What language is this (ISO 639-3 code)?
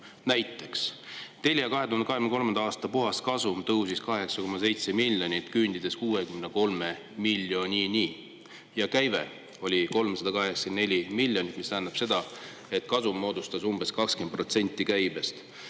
est